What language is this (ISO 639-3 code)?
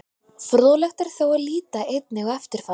isl